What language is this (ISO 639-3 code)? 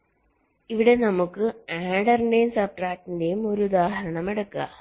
mal